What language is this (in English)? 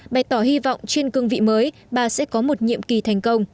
Vietnamese